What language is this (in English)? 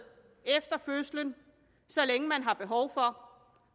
Danish